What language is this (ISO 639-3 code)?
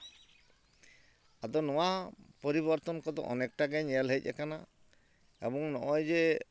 sat